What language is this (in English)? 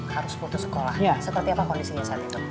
Indonesian